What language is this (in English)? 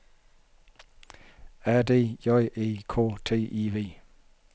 Danish